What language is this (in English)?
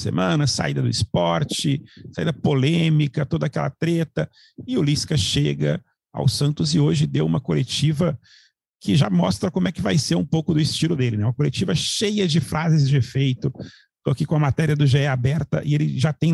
Portuguese